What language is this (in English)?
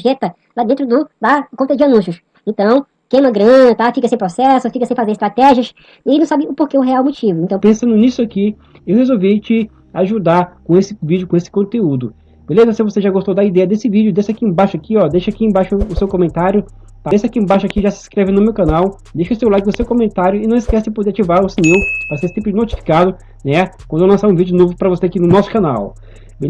Portuguese